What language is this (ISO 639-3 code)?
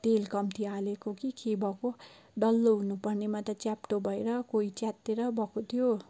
nep